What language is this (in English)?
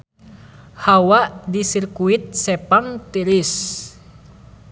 Sundanese